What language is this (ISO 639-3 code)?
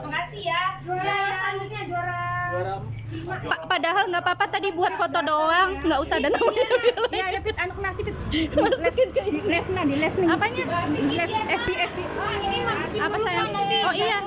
ind